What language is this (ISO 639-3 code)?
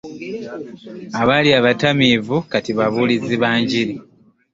lug